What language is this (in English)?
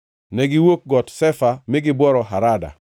Luo (Kenya and Tanzania)